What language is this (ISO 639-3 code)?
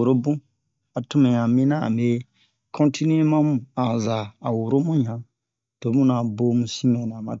bmq